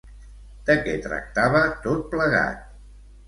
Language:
Catalan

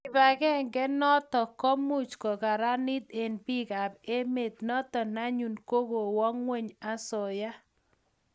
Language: Kalenjin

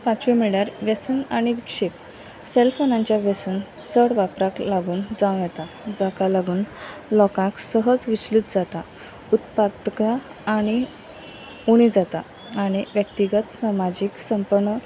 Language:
Konkani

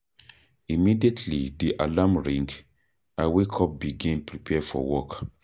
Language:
Nigerian Pidgin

